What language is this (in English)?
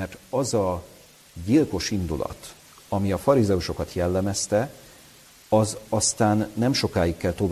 Hungarian